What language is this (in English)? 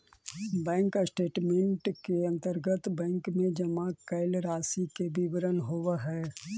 Magahi